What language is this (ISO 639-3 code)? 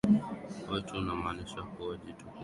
swa